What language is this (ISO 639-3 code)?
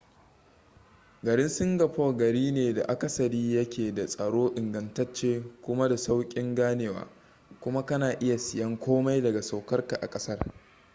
hau